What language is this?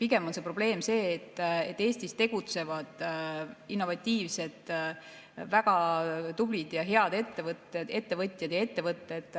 Estonian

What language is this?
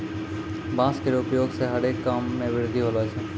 Maithili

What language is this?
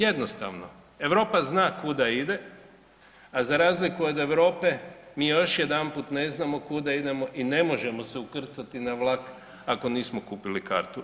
Croatian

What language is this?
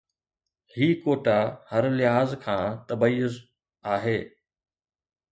Sindhi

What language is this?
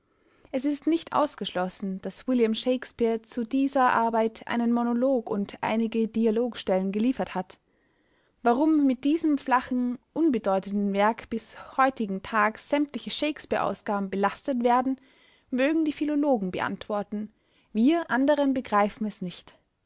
German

